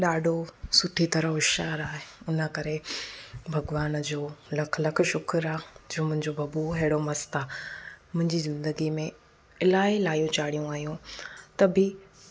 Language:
Sindhi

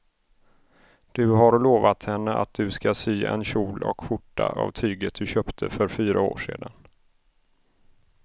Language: Swedish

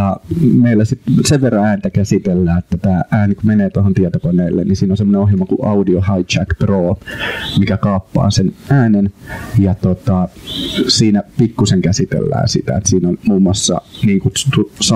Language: Finnish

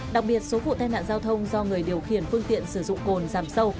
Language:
Vietnamese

